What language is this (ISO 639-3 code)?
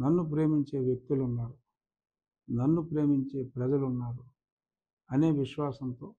tel